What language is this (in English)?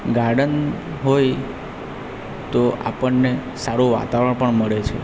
Gujarati